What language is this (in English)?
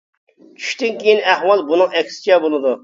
Uyghur